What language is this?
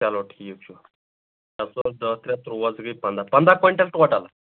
Kashmiri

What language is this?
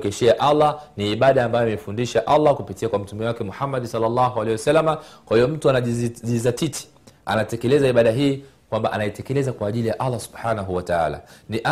Swahili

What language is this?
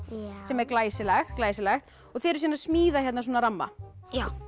Icelandic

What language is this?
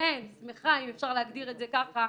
Hebrew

